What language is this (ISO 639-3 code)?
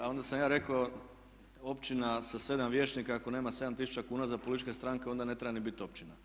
hrv